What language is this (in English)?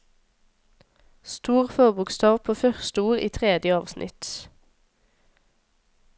Norwegian